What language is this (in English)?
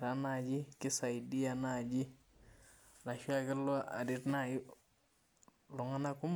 Masai